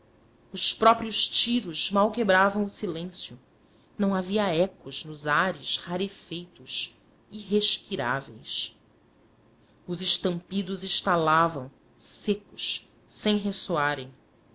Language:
Portuguese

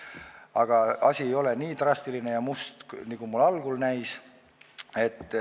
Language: Estonian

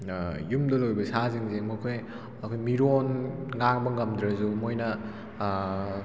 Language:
Manipuri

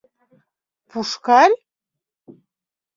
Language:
Mari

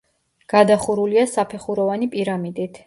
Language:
Georgian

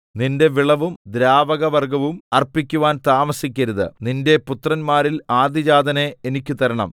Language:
Malayalam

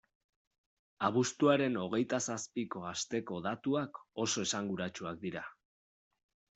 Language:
Basque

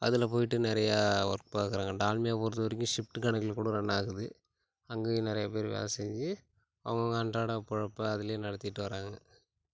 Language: Tamil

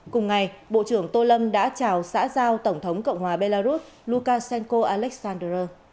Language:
Vietnamese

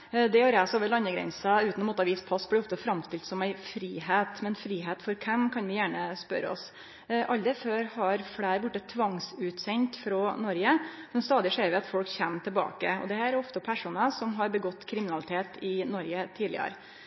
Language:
Norwegian Nynorsk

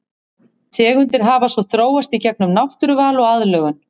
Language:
Icelandic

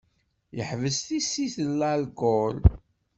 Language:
Kabyle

